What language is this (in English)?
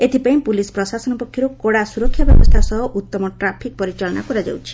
Odia